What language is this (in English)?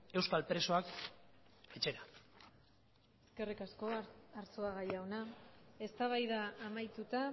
Basque